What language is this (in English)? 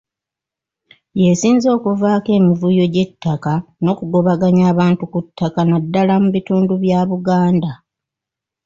Ganda